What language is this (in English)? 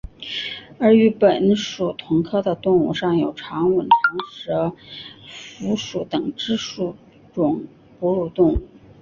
Chinese